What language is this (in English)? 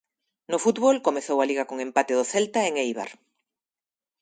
Galician